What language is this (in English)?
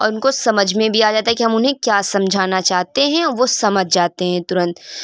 Urdu